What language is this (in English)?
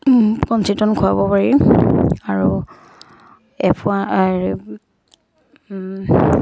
Assamese